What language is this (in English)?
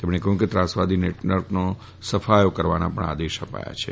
Gujarati